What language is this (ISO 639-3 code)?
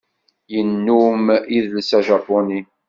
kab